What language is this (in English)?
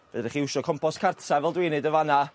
Welsh